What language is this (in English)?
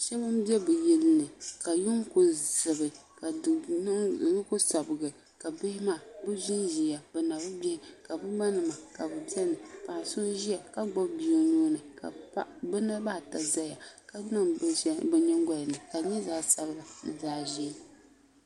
Dagbani